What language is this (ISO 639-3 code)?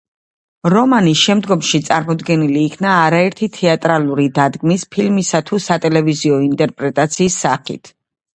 kat